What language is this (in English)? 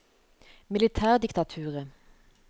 Norwegian